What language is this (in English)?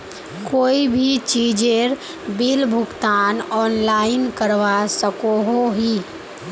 Magahi